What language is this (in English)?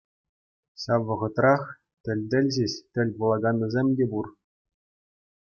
Chuvash